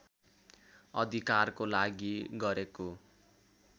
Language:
Nepali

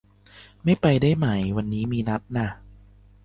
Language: Thai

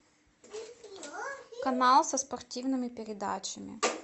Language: Russian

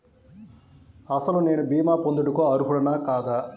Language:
Telugu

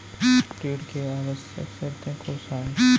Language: Chhattisgarhi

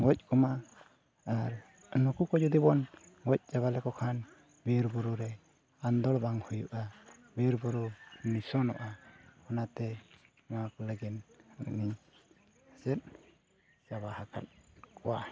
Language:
Santali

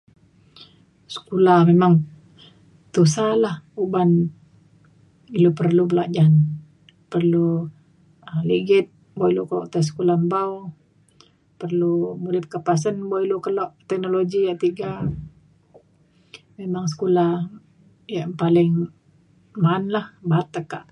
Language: Mainstream Kenyah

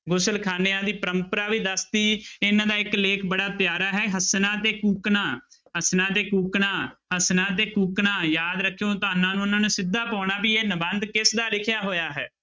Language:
Punjabi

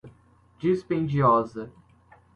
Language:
Portuguese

